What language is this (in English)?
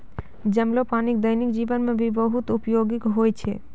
Maithili